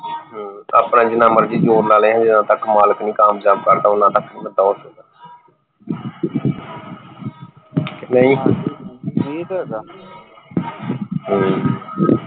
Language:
Punjabi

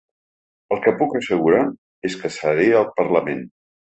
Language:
Catalan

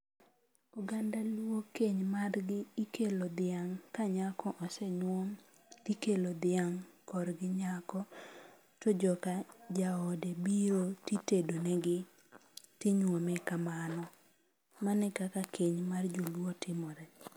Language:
Luo (Kenya and Tanzania)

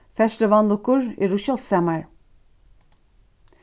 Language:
Faroese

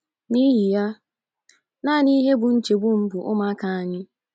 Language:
Igbo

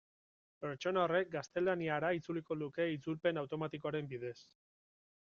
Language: Basque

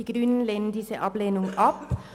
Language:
Swiss German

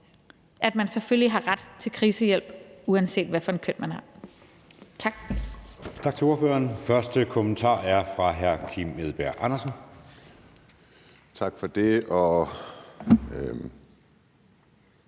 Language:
Danish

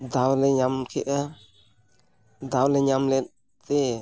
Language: Santali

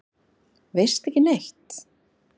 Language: Icelandic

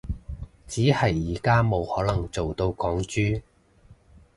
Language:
Cantonese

